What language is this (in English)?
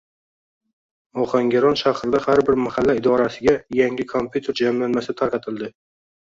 Uzbek